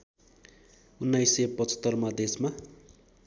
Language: Nepali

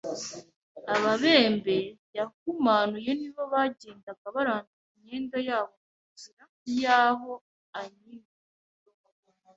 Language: Kinyarwanda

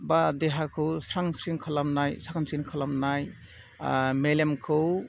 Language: Bodo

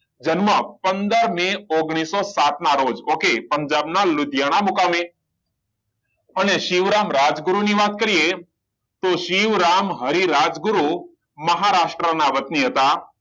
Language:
Gujarati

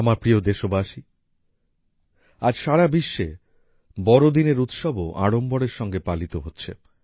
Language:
Bangla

